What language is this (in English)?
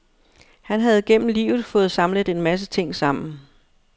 Danish